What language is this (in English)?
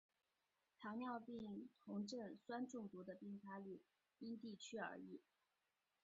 Chinese